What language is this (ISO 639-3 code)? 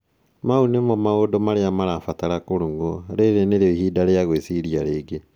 kik